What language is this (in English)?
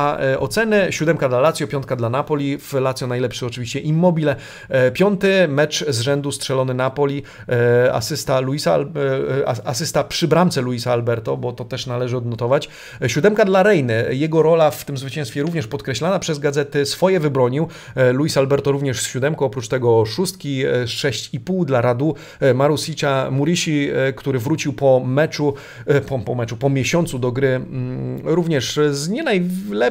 Polish